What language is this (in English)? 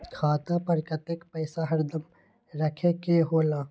Magahi